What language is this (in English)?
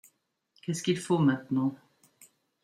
French